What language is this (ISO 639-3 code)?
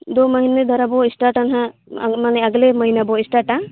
sat